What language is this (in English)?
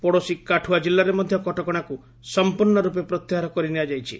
Odia